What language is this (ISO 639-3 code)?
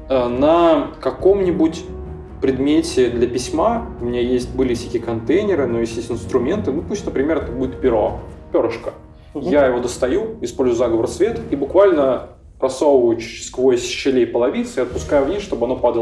rus